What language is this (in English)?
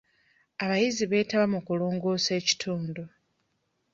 Ganda